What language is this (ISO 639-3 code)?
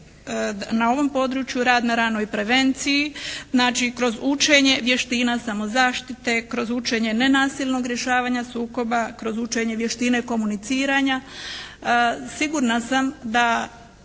hrv